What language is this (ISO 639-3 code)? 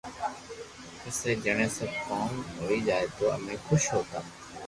lrk